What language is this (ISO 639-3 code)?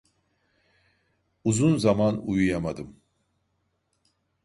tur